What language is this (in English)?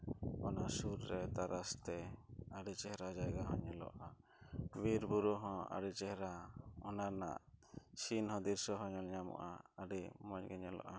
Santali